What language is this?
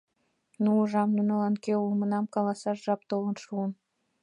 Mari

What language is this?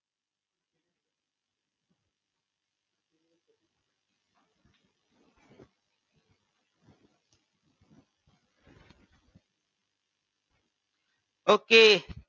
Gujarati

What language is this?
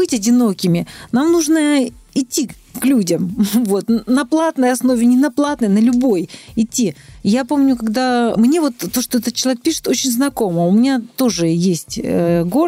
Russian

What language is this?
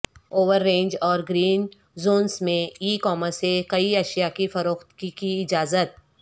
Urdu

